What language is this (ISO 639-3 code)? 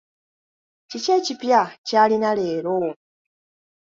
lug